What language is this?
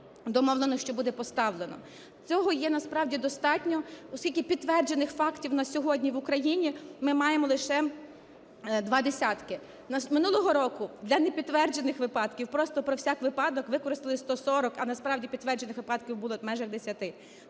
Ukrainian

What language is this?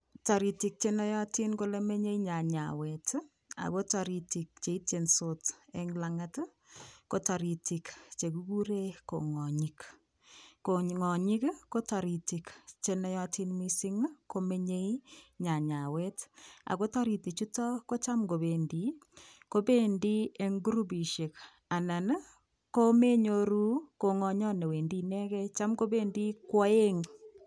Kalenjin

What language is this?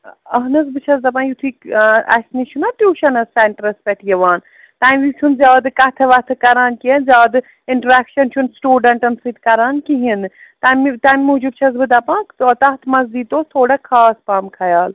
Kashmiri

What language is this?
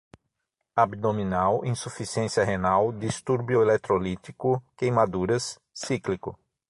Portuguese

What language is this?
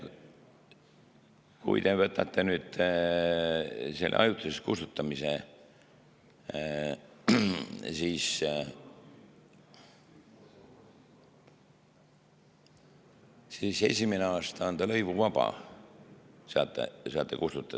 Estonian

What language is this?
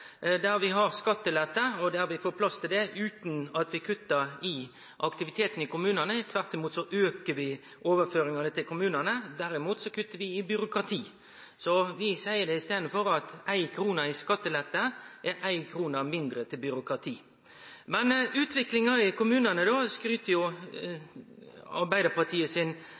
Norwegian Nynorsk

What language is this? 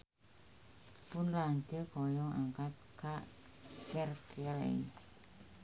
Sundanese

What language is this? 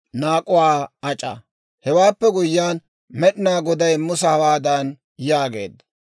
Dawro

